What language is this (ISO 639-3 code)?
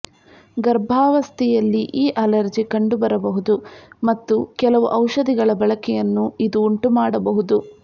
kan